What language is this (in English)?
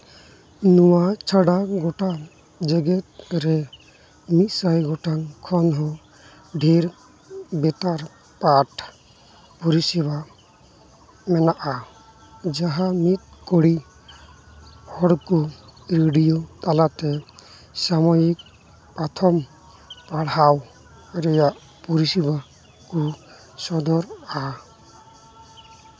Santali